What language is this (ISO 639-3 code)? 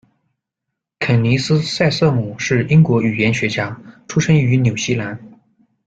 zho